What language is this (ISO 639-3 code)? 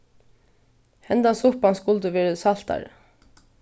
fao